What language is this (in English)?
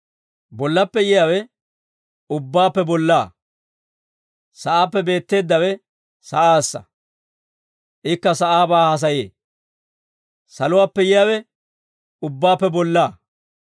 Dawro